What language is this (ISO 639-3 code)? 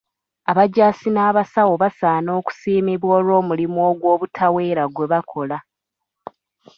lug